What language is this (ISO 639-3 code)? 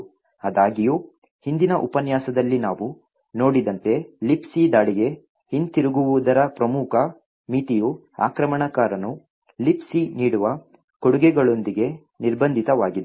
kan